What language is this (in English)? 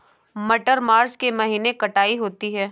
Hindi